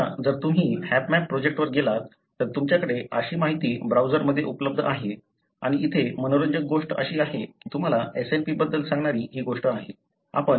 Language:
Marathi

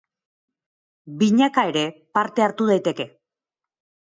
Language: Basque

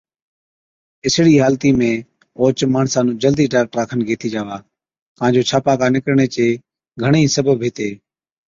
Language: Od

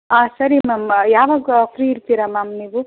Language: Kannada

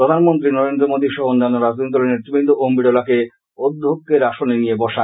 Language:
Bangla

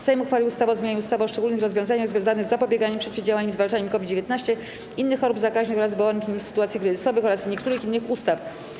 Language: Polish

